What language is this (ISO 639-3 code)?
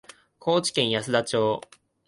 jpn